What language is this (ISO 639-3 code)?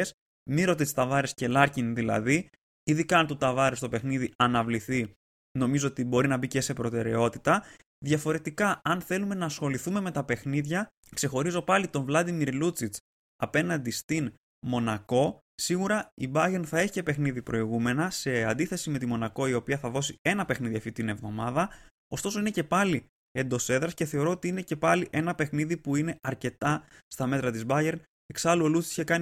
ell